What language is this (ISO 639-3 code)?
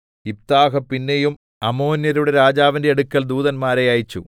mal